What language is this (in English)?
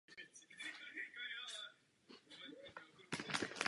Czech